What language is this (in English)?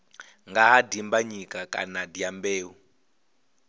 Venda